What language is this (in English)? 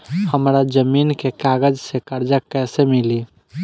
Bhojpuri